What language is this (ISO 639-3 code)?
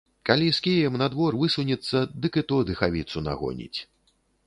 bel